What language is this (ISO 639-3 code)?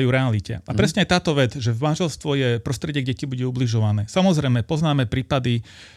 slk